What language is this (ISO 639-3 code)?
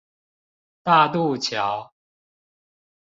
zho